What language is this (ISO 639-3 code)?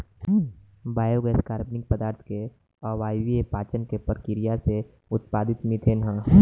bho